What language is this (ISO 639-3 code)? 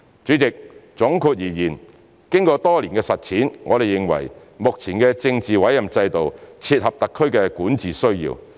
yue